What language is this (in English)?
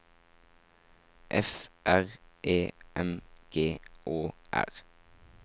Norwegian